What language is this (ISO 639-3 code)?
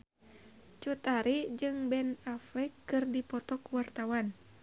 sun